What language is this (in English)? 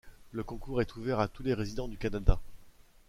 French